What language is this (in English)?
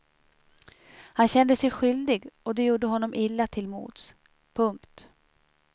Swedish